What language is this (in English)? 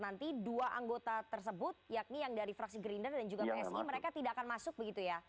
Indonesian